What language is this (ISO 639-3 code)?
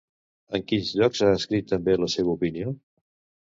cat